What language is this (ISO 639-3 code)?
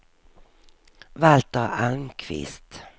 swe